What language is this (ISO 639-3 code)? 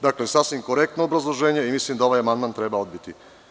srp